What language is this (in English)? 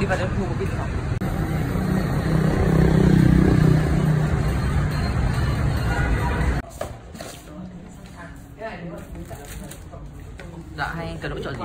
Vietnamese